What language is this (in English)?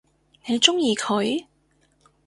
Cantonese